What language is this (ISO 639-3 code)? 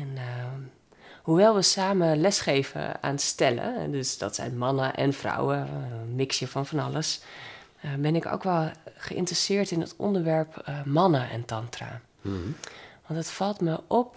nld